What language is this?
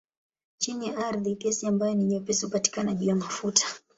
Swahili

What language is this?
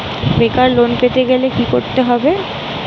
Bangla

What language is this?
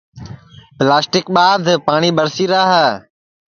Sansi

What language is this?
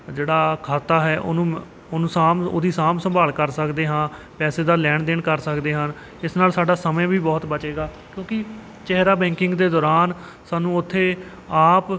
Punjabi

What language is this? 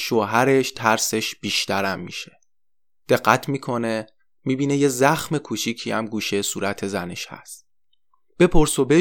Persian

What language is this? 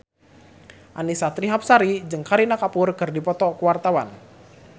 Sundanese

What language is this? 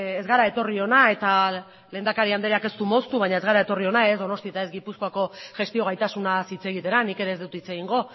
Basque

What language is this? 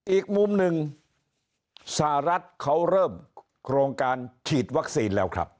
Thai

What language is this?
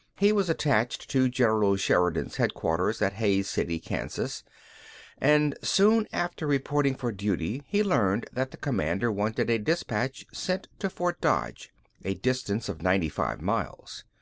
English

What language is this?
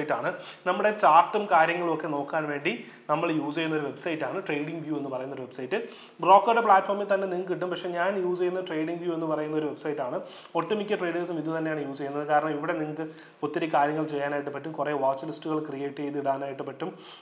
Malayalam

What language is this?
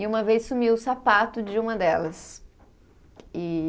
Portuguese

